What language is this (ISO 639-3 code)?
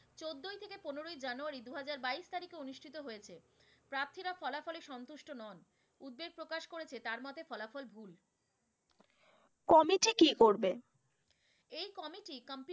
ben